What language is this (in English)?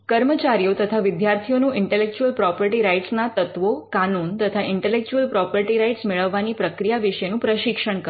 Gujarati